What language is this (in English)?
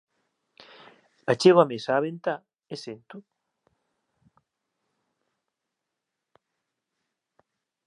Galician